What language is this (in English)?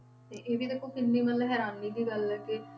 Punjabi